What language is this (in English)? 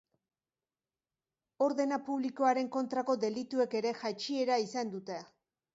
Basque